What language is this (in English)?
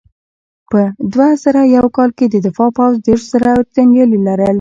Pashto